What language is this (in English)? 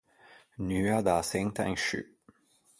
Ligurian